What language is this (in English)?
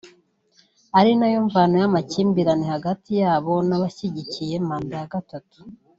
Kinyarwanda